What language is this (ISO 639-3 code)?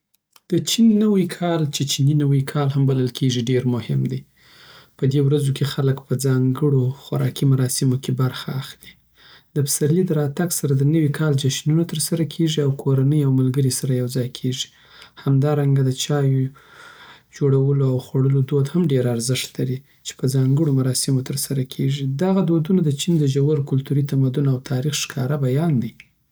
pbt